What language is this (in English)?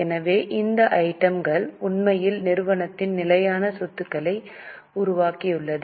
Tamil